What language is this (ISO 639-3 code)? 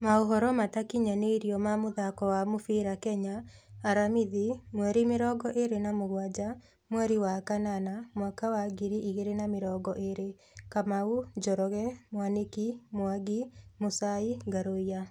kik